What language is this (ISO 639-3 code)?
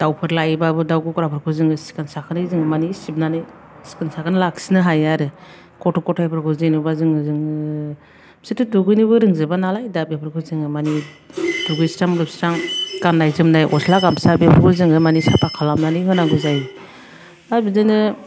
brx